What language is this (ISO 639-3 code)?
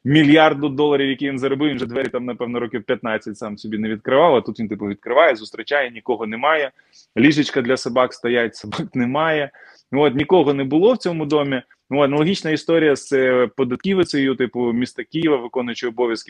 ukr